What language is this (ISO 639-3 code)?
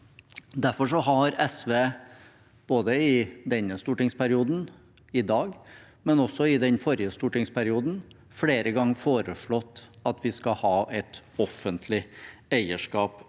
nor